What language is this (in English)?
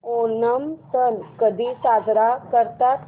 Marathi